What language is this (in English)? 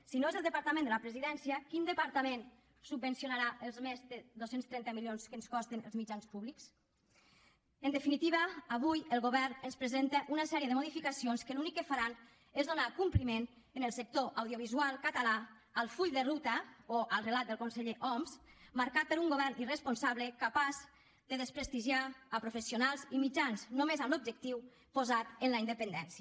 Catalan